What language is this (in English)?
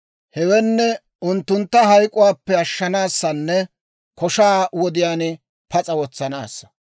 Dawro